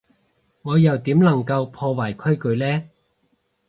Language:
Cantonese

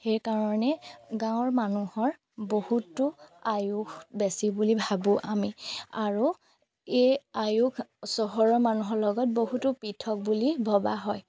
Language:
Assamese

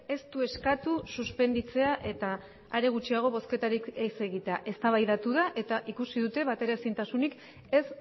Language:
Basque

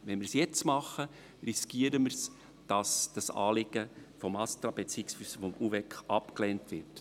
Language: Swiss German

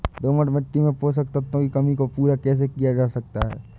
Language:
Hindi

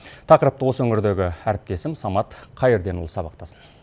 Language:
Kazakh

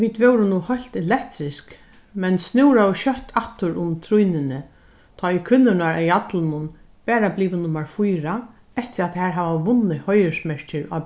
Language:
Faroese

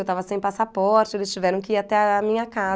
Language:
Portuguese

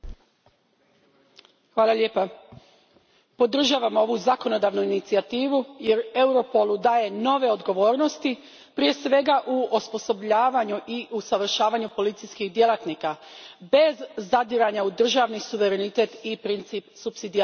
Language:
Croatian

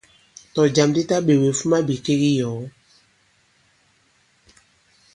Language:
Bankon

